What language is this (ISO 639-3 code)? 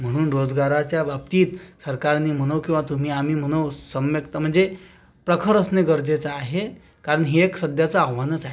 mar